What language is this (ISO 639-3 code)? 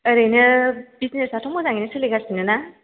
brx